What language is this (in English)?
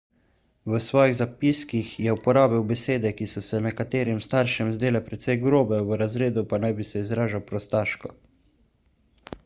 Slovenian